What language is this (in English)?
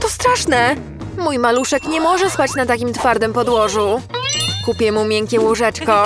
Polish